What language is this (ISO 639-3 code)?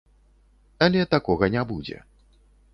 bel